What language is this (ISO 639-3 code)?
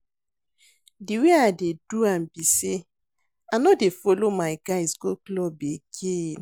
pcm